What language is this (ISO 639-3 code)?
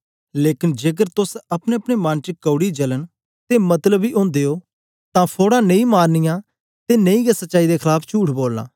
doi